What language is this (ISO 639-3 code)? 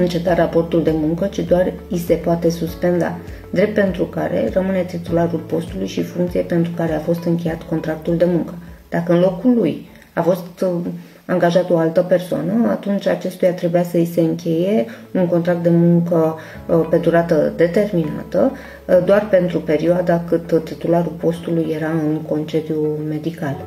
ron